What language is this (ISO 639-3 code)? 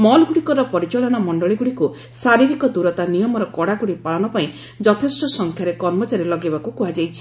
ori